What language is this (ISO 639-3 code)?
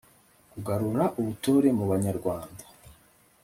kin